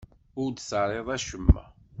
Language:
Kabyle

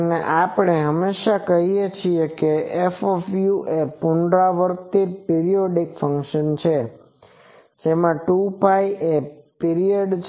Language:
Gujarati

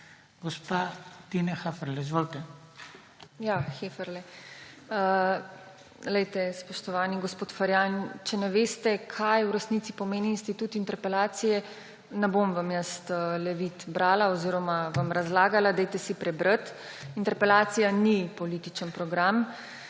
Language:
Slovenian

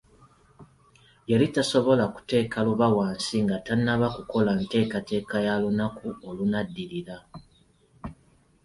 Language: Ganda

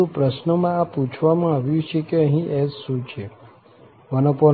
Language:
Gujarati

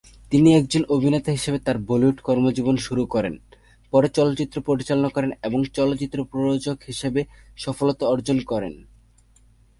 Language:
Bangla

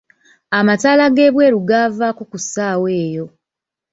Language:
Ganda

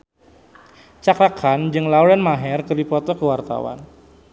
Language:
Sundanese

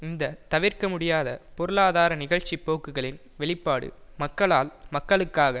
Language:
Tamil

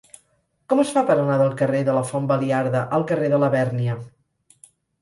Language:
Catalan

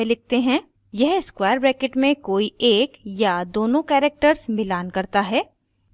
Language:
Hindi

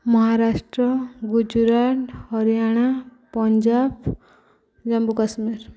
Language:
Odia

